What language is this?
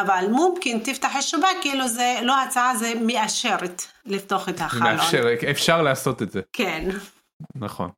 Hebrew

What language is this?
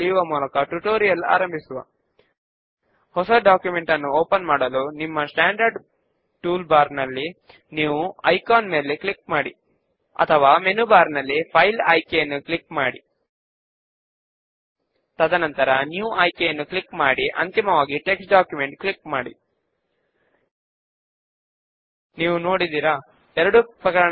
Telugu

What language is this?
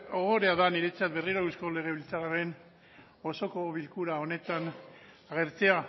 Basque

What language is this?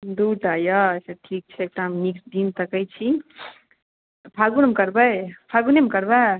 Maithili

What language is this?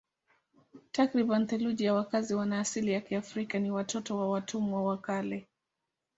Swahili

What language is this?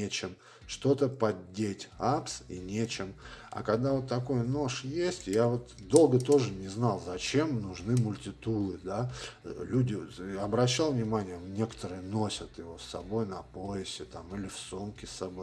Russian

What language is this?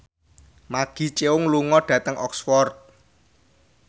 Javanese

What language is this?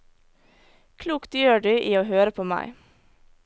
Norwegian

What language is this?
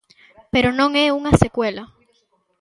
Galician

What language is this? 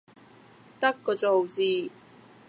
Cantonese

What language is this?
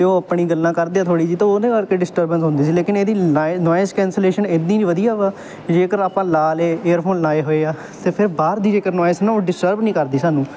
Punjabi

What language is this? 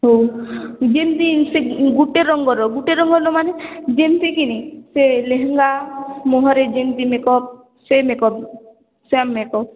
Odia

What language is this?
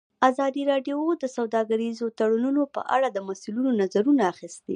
Pashto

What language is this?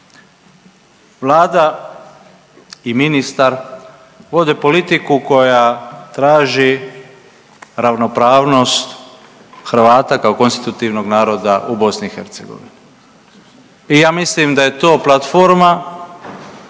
Croatian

